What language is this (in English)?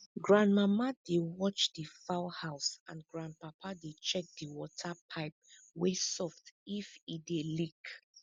Nigerian Pidgin